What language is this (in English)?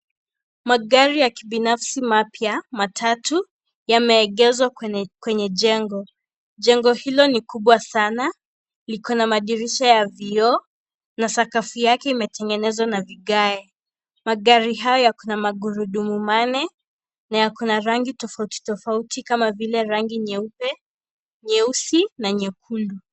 Swahili